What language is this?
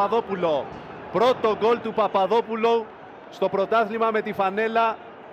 Greek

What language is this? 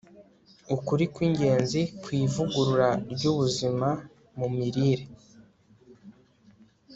Kinyarwanda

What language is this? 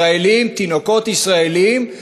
Hebrew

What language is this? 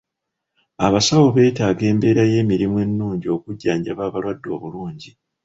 Ganda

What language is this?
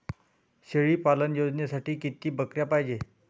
Marathi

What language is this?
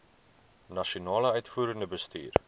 Afrikaans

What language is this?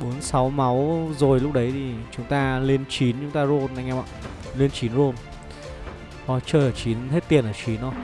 Vietnamese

